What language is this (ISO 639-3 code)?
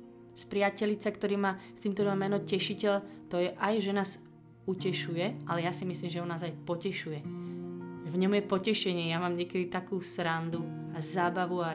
slk